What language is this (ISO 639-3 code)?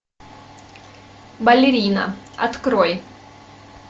rus